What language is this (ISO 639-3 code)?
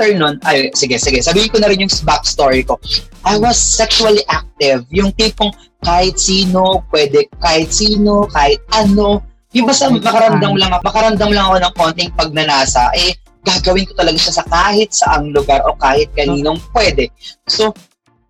fil